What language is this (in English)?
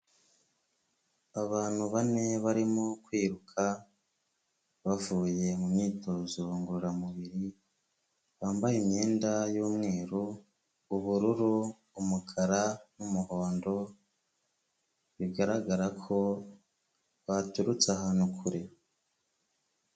Kinyarwanda